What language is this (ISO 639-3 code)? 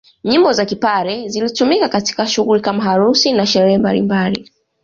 swa